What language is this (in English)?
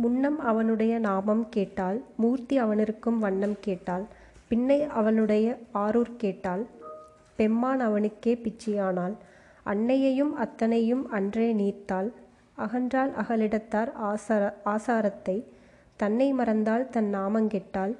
Tamil